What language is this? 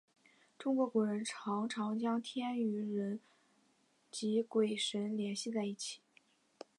Chinese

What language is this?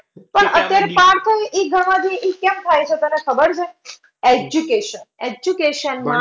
Gujarati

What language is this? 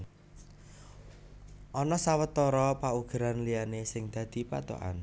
Javanese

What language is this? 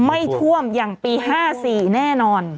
Thai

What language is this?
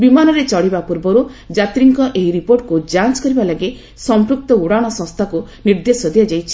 Odia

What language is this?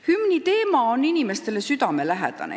Estonian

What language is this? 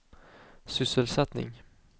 Swedish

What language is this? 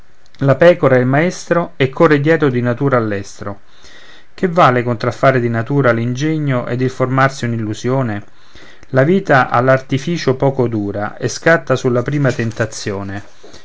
Italian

